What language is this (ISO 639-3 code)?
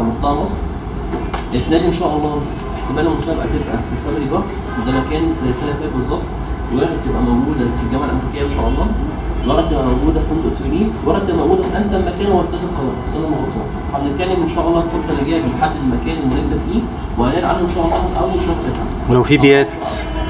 ara